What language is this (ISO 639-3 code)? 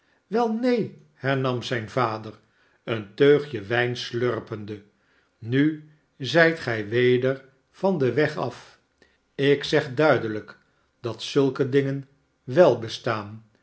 nld